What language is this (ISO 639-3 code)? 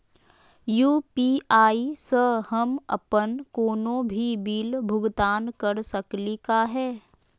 mag